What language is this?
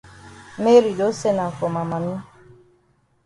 Cameroon Pidgin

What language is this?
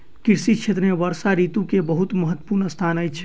Maithili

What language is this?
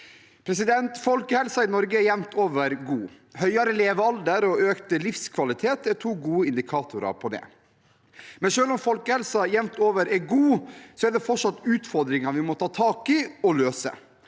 Norwegian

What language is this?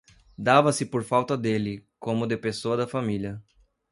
Portuguese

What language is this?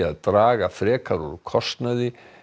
Icelandic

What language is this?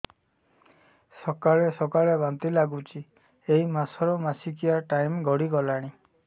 Odia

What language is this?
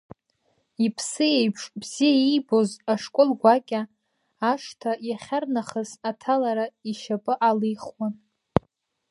Abkhazian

